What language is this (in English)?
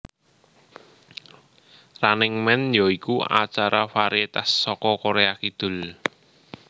Javanese